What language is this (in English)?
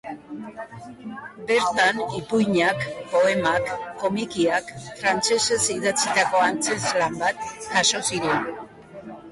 Basque